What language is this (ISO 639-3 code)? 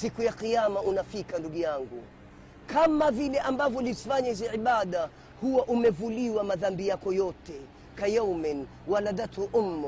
swa